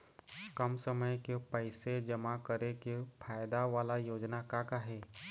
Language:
Chhattisgarhi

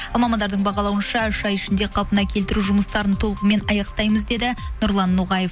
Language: Kazakh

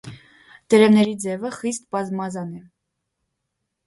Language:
Armenian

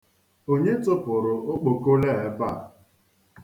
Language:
Igbo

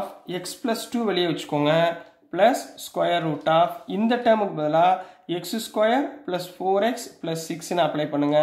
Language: Tamil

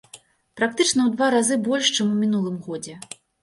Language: Belarusian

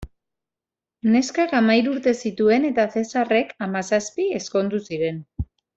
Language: Basque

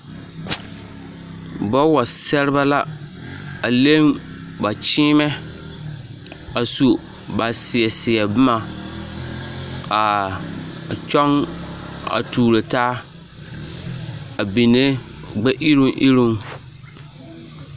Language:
Southern Dagaare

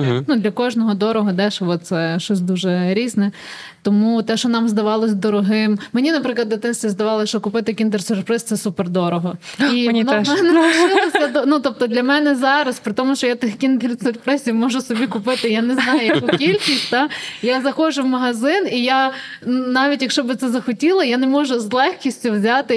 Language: Ukrainian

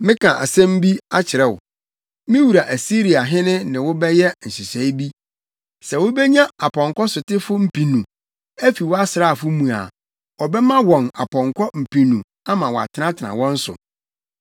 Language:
Akan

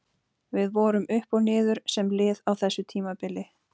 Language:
Icelandic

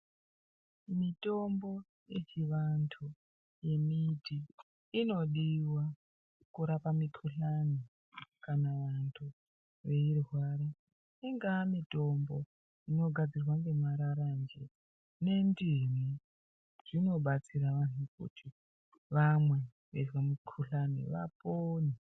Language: Ndau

